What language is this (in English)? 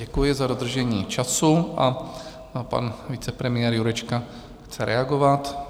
Czech